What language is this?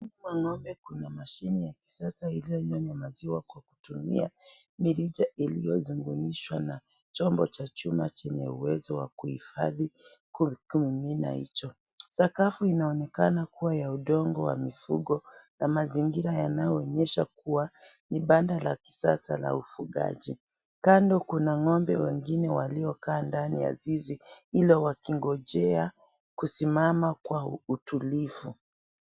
Swahili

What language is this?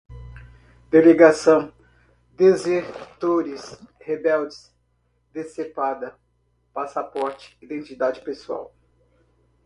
Portuguese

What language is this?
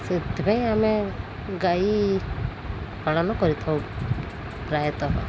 Odia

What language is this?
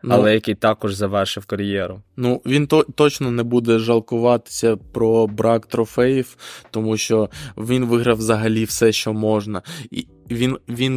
Ukrainian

